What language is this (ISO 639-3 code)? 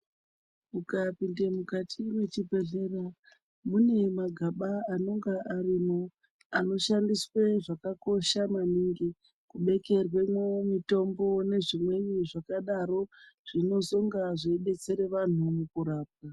ndc